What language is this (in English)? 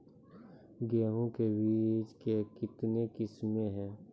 Maithili